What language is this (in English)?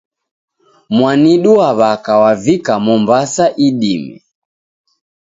Taita